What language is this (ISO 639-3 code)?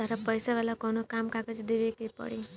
bho